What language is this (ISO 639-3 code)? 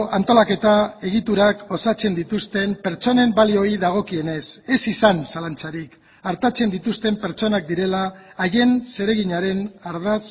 eus